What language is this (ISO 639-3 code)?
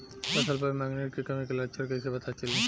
bho